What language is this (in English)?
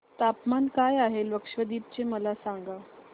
Marathi